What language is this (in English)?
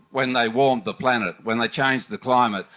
English